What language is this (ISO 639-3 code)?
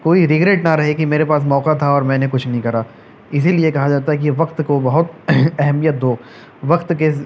urd